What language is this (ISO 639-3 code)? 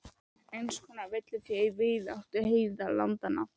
isl